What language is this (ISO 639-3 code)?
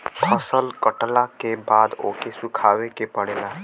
bho